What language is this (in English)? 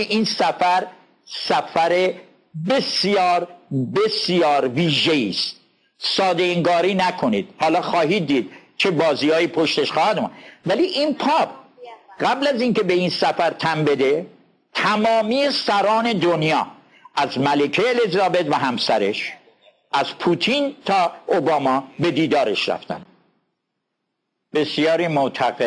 Persian